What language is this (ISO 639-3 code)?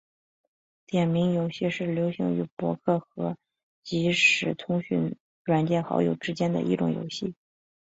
zho